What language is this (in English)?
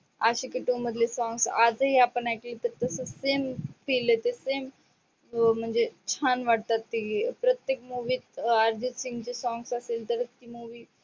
Marathi